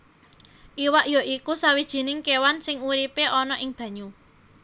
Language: Javanese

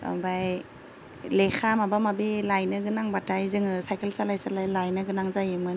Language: Bodo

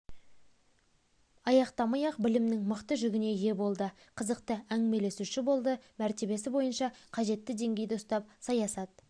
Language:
Kazakh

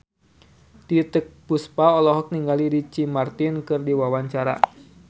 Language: Sundanese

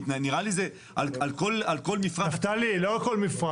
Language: Hebrew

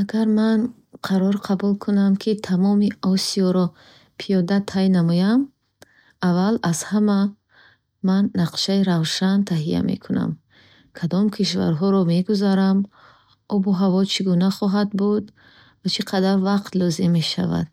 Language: Bukharic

